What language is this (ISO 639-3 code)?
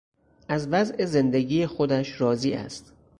fas